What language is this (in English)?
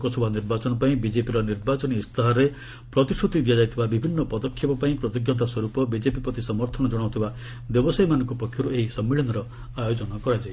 Odia